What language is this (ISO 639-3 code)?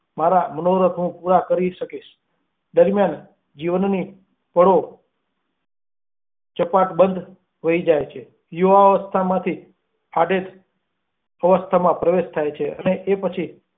guj